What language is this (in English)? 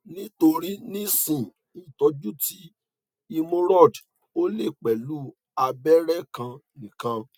Yoruba